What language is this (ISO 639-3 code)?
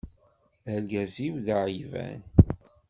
kab